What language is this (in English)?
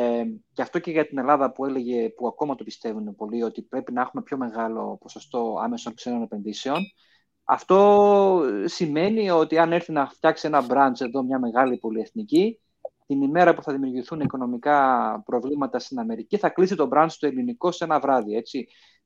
Greek